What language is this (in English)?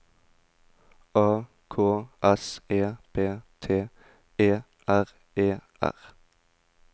Norwegian